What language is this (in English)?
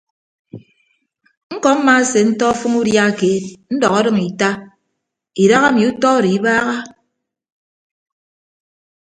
Ibibio